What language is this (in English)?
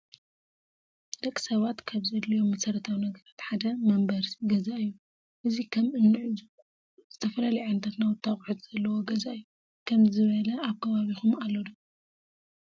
Tigrinya